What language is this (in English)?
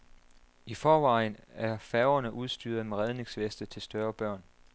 Danish